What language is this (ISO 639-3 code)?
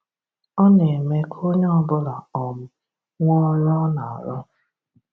ibo